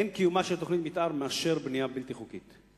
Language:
Hebrew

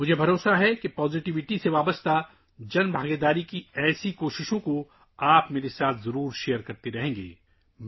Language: Urdu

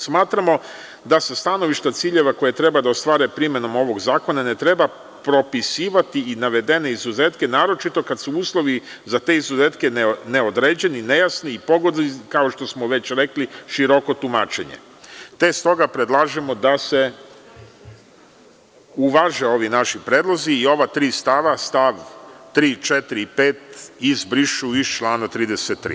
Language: Serbian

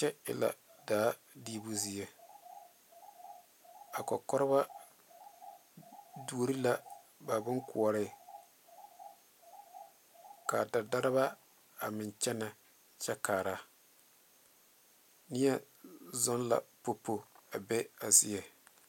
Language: Southern Dagaare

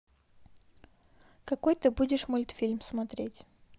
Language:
Russian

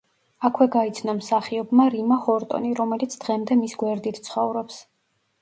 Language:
Georgian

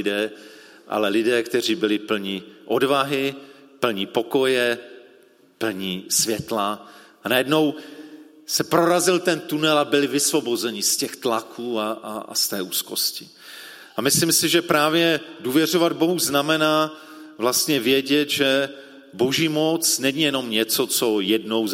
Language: Czech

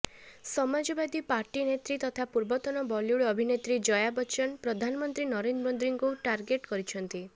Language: Odia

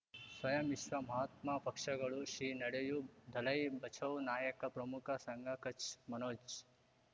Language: Kannada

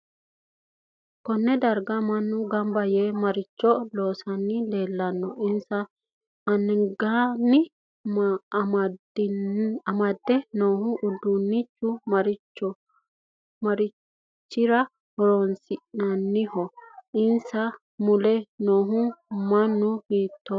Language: Sidamo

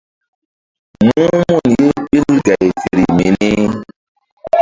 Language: Mbum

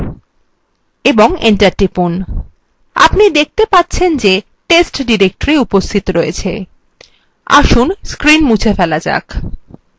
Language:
Bangla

